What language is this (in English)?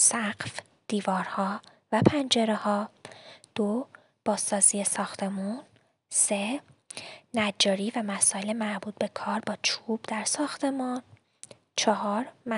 Persian